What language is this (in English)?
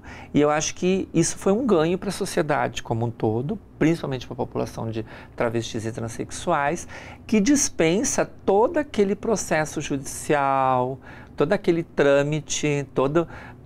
Portuguese